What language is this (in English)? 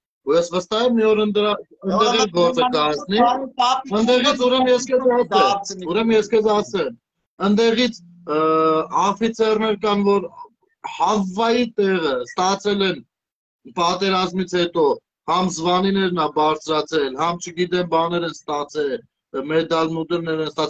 Romanian